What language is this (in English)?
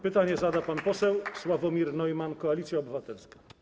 Polish